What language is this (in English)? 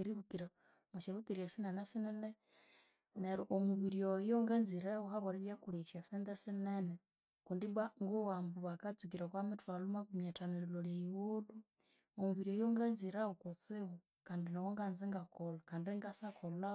Konzo